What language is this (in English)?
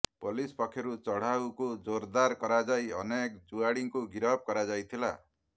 Odia